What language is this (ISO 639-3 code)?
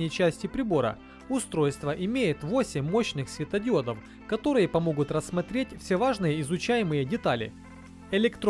rus